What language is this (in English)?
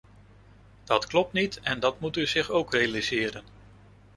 Dutch